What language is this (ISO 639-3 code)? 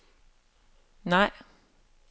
dan